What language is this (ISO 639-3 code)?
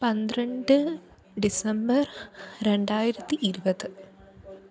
mal